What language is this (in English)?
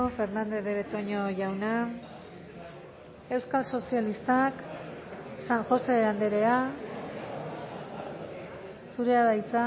Basque